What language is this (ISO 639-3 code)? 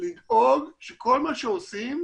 heb